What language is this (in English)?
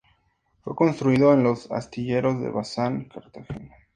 Spanish